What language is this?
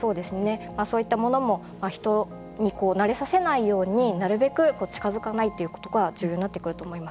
Japanese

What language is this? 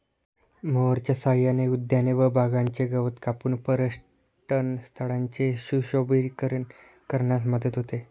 Marathi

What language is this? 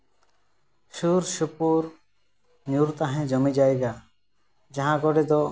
Santali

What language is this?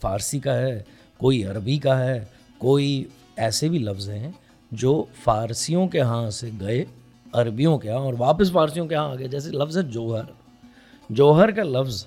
Urdu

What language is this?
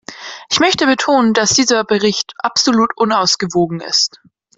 German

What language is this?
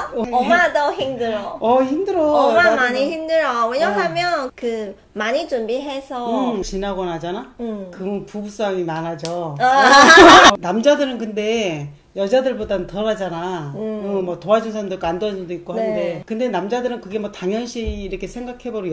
Korean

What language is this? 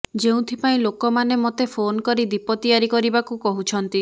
Odia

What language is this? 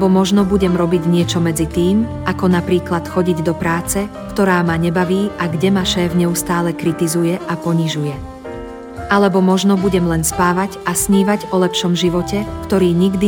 Slovak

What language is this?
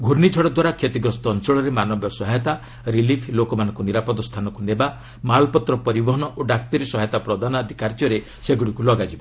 Odia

